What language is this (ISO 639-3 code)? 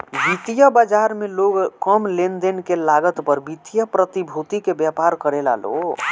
bho